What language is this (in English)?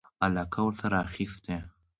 Pashto